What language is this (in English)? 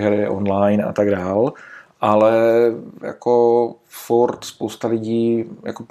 Czech